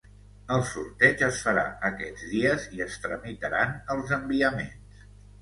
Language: Catalan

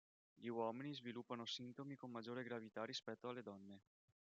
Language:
Italian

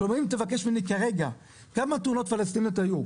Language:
Hebrew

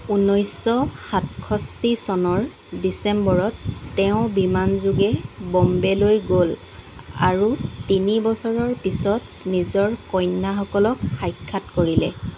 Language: Assamese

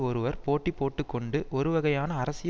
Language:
Tamil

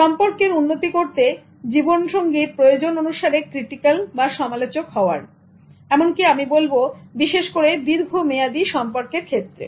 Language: Bangla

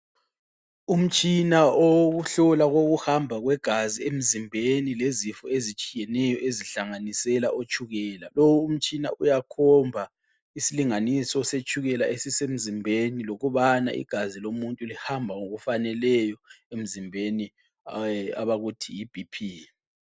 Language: North Ndebele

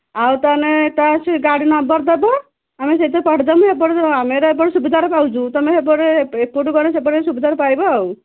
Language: Odia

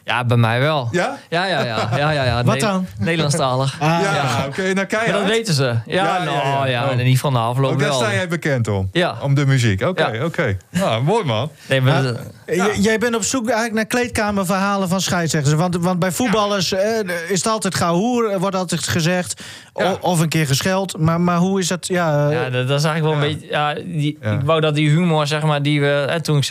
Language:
Dutch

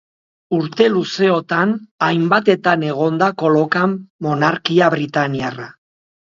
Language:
Basque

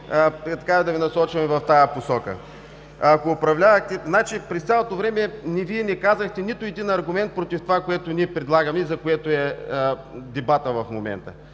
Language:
Bulgarian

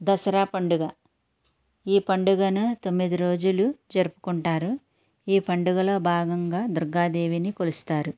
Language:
Telugu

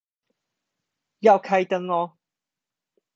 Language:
Chinese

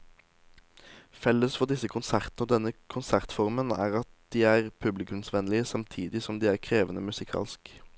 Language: Norwegian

